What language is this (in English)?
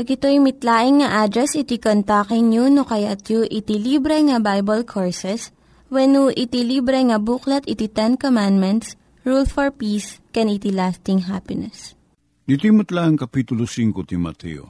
Filipino